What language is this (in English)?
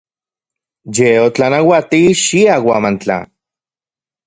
Central Puebla Nahuatl